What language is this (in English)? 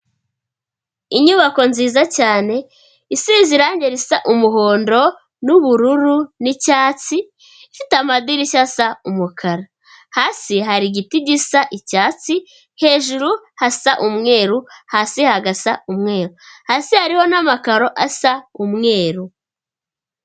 Kinyarwanda